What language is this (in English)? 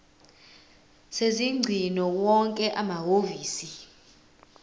Zulu